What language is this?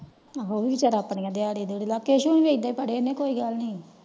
Punjabi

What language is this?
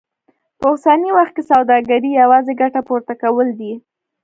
Pashto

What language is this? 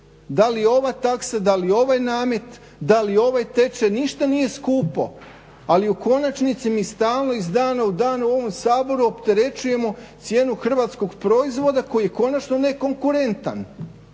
Croatian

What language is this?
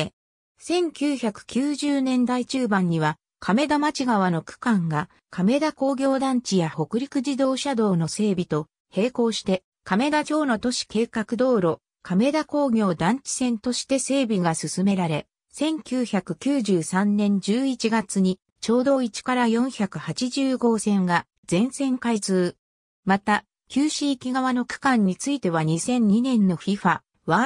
Japanese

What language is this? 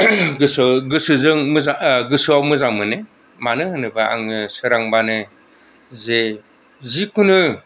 Bodo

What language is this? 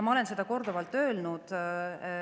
Estonian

